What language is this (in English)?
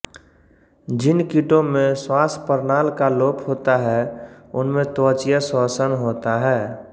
Hindi